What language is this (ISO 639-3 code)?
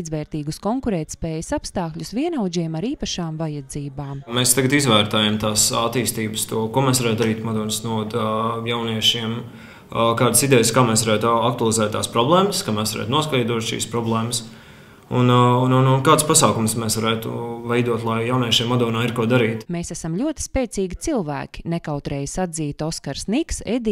rus